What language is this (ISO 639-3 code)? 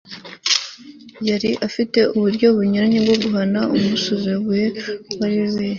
kin